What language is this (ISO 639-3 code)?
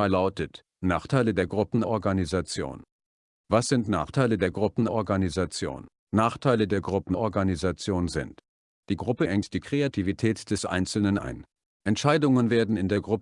deu